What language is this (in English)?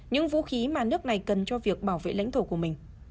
Vietnamese